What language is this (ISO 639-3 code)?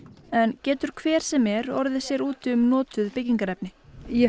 isl